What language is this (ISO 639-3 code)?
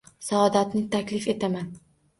uzb